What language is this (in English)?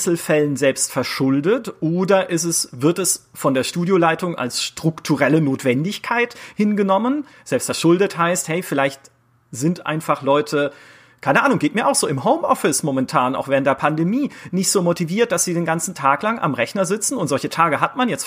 German